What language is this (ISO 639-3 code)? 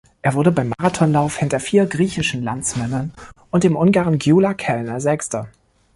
deu